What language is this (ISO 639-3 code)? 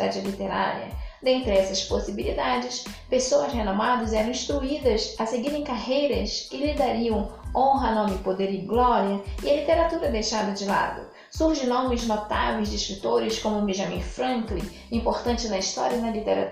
por